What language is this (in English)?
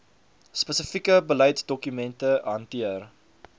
Afrikaans